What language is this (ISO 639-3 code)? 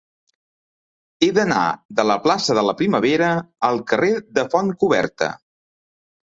cat